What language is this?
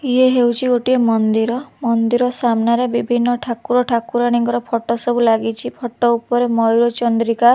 Odia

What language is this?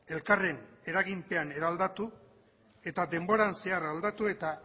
Basque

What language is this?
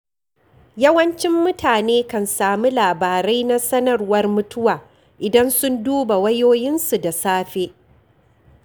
Hausa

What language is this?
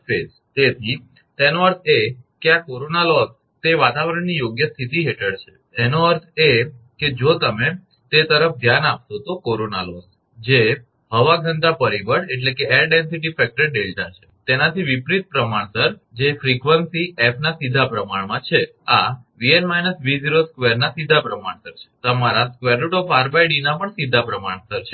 Gujarati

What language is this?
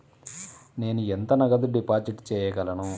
Telugu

